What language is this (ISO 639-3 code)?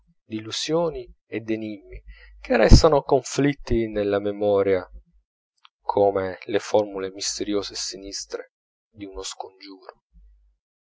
ita